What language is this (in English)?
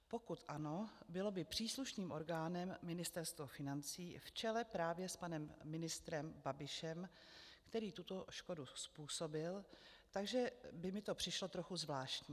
Czech